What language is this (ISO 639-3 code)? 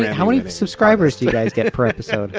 eng